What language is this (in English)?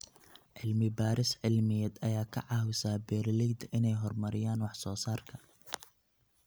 Somali